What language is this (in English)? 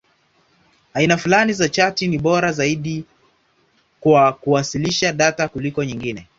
Swahili